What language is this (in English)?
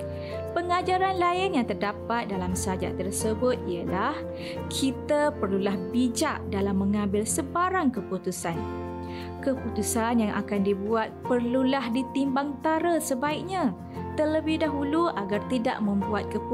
Malay